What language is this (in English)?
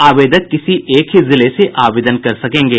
Hindi